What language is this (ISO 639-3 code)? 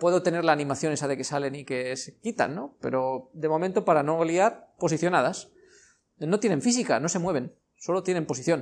spa